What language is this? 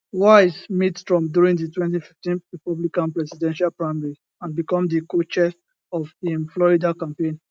Nigerian Pidgin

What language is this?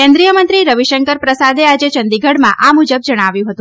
Gujarati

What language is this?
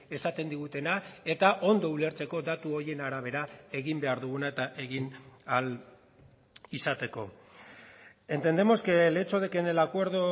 Basque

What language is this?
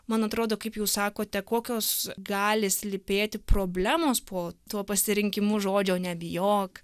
Lithuanian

